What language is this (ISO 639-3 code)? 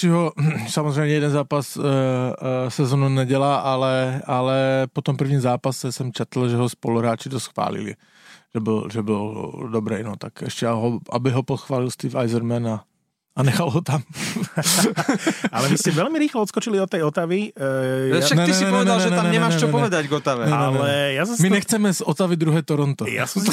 slk